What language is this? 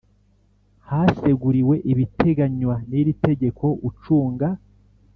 Kinyarwanda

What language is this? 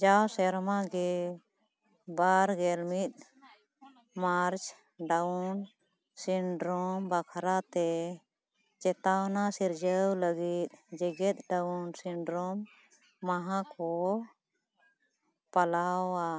Santali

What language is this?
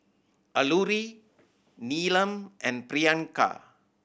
English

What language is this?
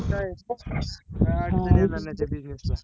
Marathi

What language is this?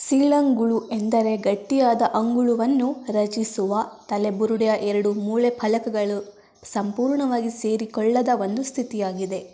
Kannada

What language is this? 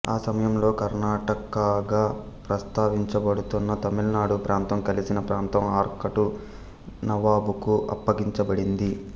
Telugu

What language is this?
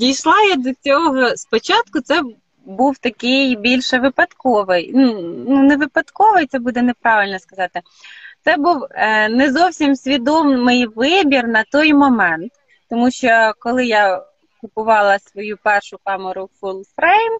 Ukrainian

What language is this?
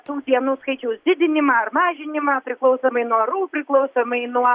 Lithuanian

